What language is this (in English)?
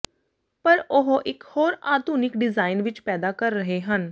Punjabi